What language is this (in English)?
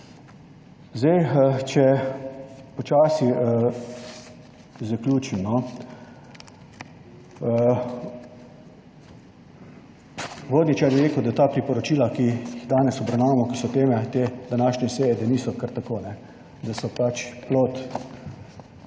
Slovenian